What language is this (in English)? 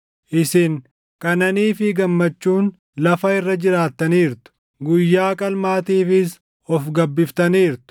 Oromo